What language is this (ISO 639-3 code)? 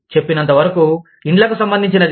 tel